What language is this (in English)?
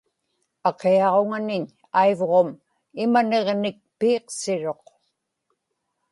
Inupiaq